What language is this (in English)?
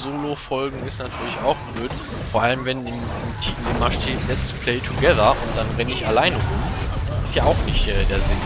German